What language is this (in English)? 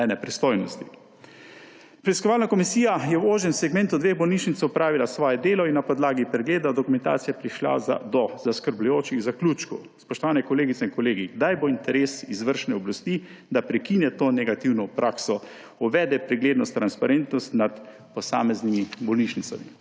Slovenian